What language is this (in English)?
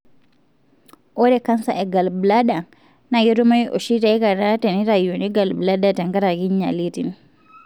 Masai